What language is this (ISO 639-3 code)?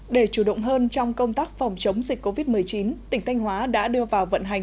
vie